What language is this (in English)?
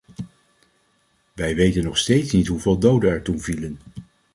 Dutch